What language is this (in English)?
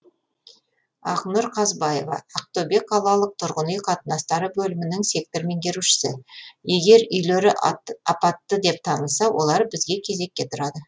Kazakh